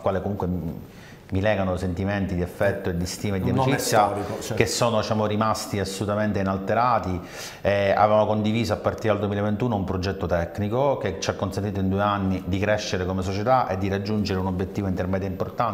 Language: Italian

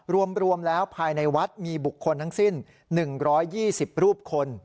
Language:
Thai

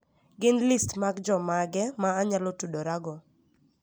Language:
Luo (Kenya and Tanzania)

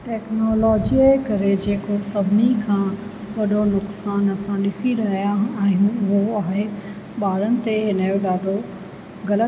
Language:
Sindhi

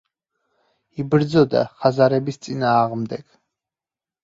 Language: Georgian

